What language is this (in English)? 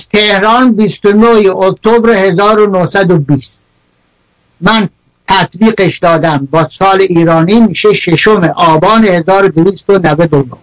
Persian